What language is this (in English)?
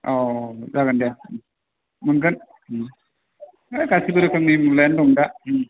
Bodo